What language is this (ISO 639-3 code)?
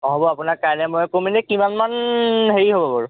asm